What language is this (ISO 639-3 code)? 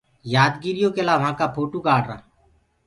ggg